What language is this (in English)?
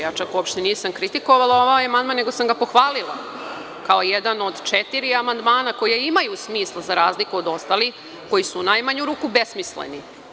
Serbian